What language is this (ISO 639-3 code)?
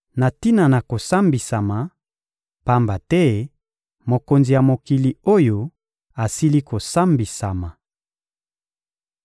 lin